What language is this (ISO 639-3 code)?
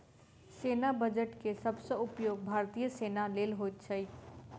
mai